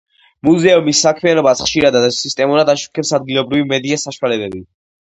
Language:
Georgian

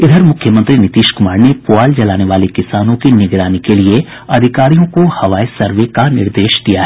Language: Hindi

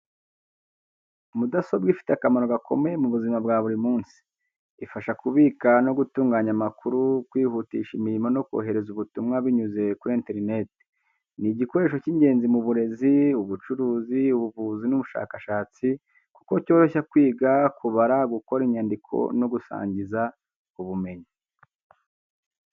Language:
Kinyarwanda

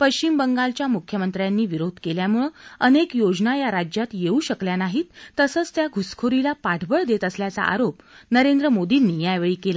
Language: Marathi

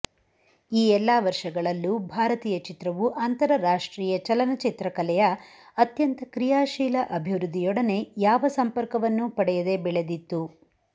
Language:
Kannada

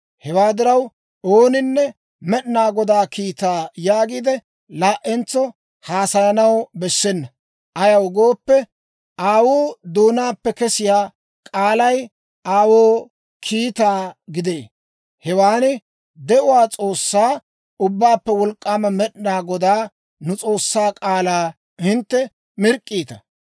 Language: Dawro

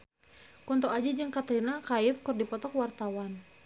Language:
Sundanese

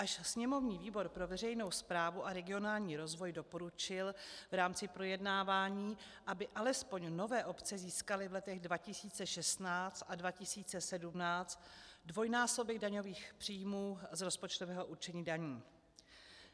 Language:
Czech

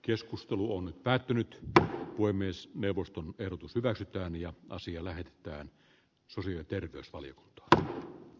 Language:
Finnish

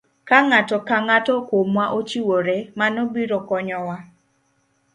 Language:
Luo (Kenya and Tanzania)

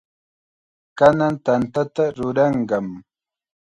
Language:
Chiquián Ancash Quechua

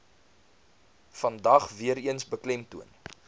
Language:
Afrikaans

